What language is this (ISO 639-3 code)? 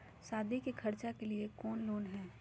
mag